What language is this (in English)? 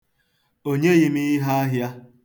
Igbo